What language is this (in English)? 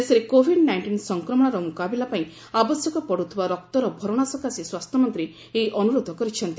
Odia